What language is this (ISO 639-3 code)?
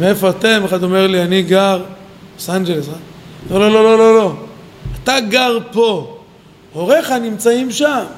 heb